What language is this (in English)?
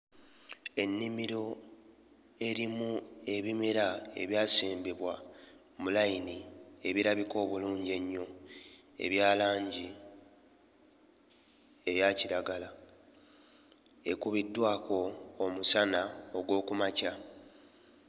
Ganda